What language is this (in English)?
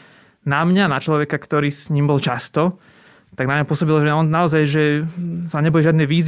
Slovak